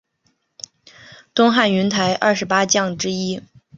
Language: Chinese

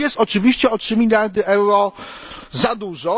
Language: Polish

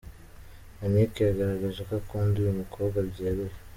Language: Kinyarwanda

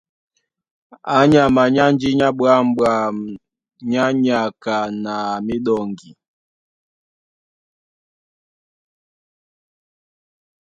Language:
Duala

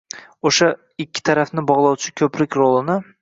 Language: Uzbek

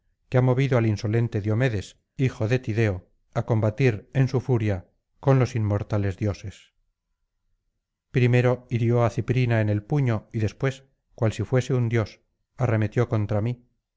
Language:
Spanish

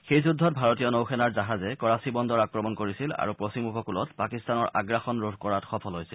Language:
Assamese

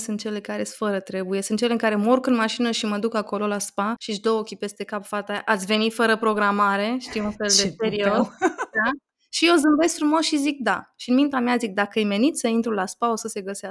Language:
Romanian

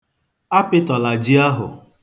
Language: Igbo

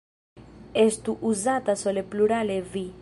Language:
Esperanto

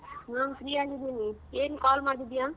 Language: Kannada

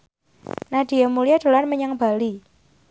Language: Javanese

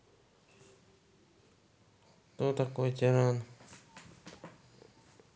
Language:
Russian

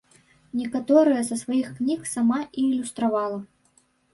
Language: Belarusian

